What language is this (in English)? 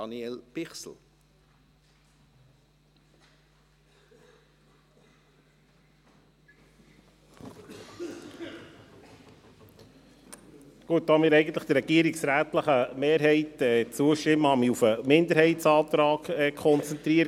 Swiss German